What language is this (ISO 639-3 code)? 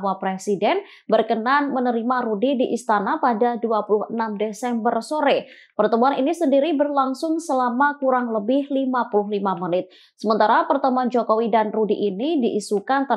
ind